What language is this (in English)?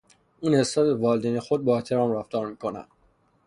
Persian